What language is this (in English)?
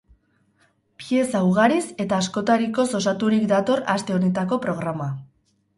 Basque